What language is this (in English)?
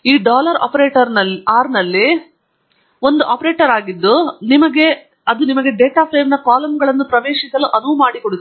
Kannada